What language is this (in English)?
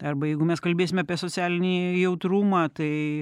Lithuanian